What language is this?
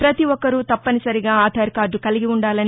Telugu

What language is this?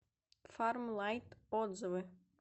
Russian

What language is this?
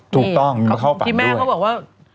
Thai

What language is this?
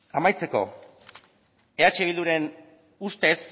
Basque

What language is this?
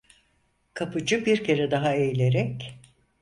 Turkish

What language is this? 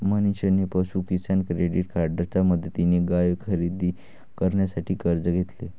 Marathi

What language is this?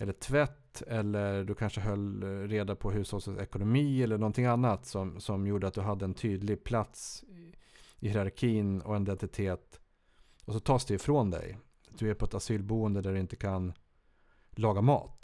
Swedish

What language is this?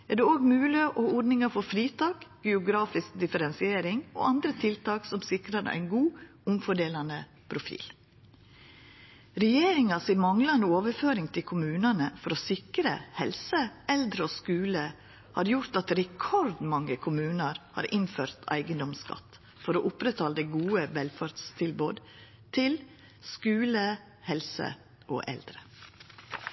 Norwegian Nynorsk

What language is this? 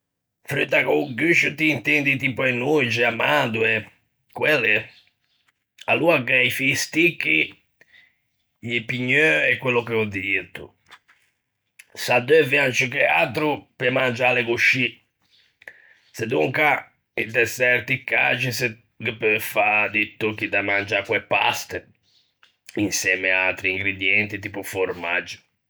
Ligurian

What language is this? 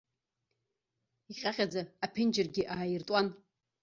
Abkhazian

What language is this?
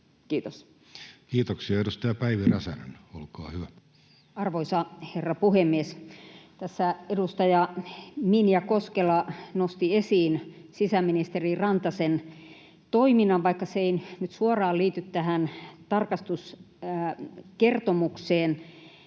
Finnish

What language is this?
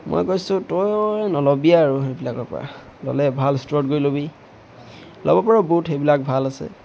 Assamese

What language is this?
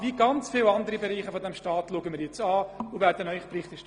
Swiss German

